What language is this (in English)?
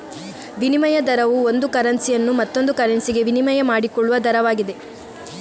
Kannada